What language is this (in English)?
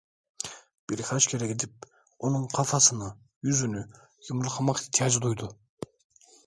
Turkish